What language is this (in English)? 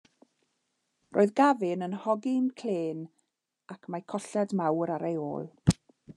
Welsh